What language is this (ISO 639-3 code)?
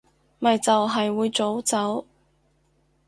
yue